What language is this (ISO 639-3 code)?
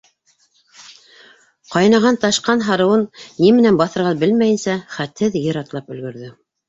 bak